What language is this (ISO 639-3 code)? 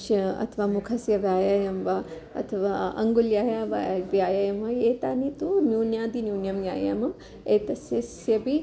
san